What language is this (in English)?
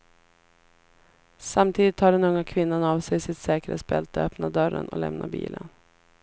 Swedish